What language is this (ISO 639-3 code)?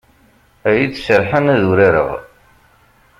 kab